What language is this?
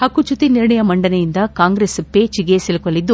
Kannada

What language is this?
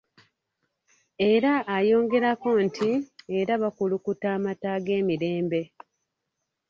Ganda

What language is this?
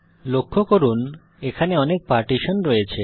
Bangla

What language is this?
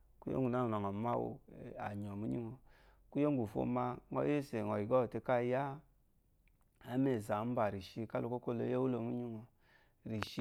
Eloyi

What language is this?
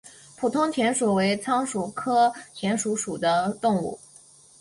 Chinese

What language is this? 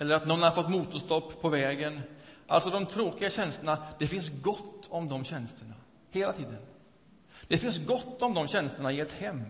Swedish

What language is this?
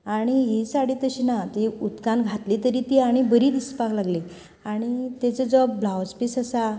Konkani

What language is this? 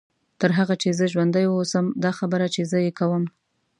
Pashto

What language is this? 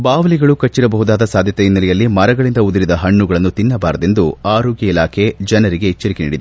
Kannada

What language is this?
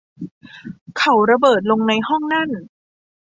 Thai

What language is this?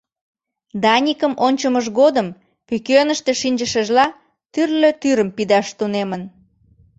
Mari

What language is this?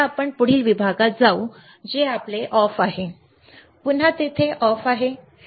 Marathi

